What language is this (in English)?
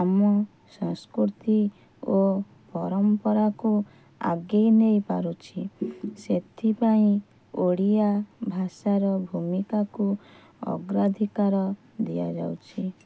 Odia